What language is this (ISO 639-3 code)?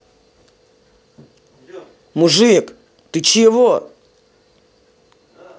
rus